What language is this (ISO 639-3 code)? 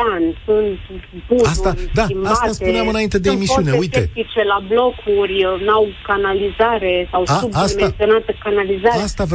ron